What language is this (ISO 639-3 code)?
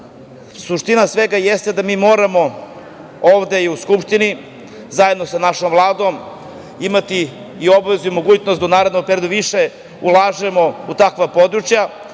srp